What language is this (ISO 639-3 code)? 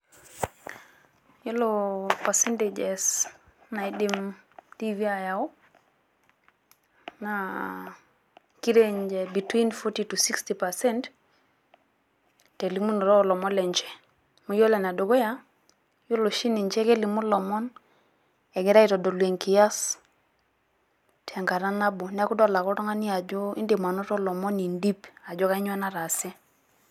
mas